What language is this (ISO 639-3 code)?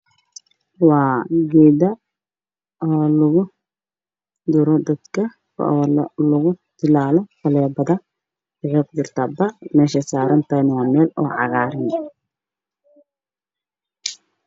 som